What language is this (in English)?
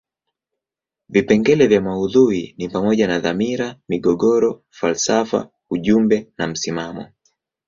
Swahili